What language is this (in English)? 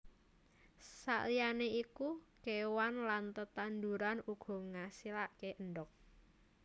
Javanese